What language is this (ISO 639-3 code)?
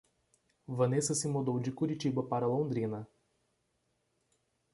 por